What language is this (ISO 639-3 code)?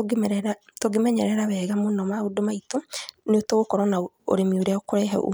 kik